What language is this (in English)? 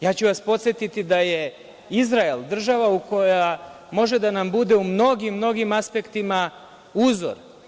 Serbian